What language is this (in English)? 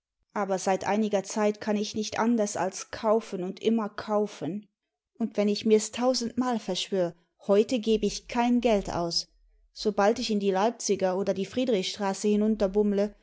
German